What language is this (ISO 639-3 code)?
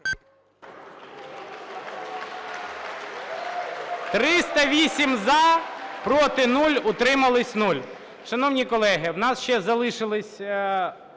ukr